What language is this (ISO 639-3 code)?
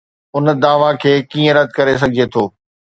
snd